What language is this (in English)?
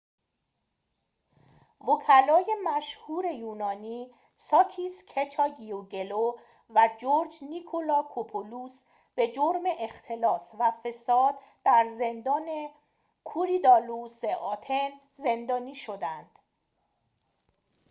Persian